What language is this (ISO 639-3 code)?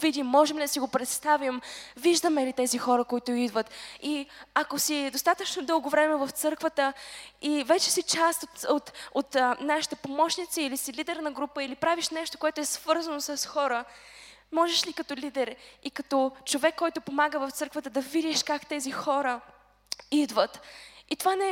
bul